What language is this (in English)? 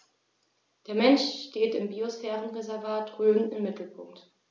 German